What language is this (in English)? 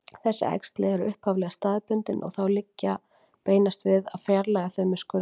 Icelandic